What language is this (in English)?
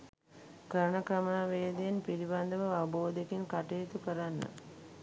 Sinhala